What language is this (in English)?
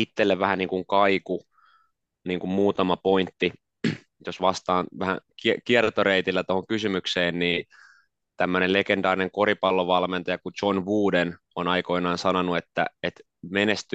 Finnish